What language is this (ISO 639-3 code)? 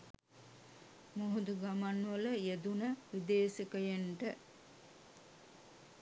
sin